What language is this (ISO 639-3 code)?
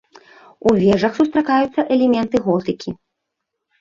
bel